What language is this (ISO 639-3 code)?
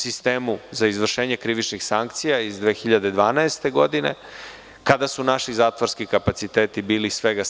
srp